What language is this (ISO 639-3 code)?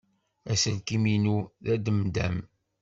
kab